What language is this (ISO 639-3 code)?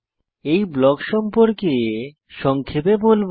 ben